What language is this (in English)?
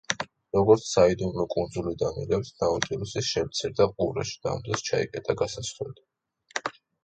Georgian